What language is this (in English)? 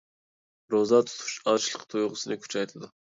Uyghur